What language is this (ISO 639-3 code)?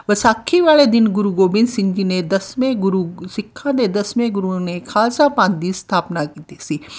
pan